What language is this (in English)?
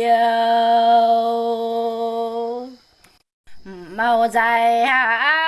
Vietnamese